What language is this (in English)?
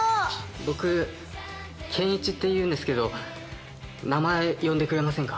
Japanese